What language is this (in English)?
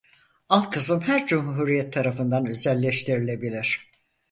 Turkish